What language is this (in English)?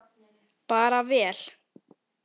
Icelandic